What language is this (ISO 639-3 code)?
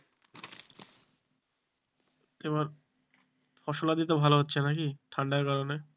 ben